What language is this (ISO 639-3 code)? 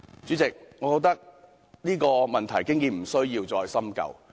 yue